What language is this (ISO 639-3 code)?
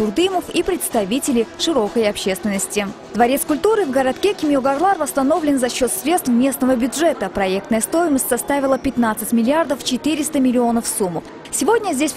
rus